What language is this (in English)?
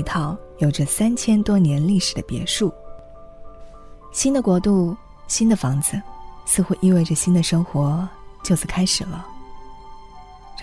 Chinese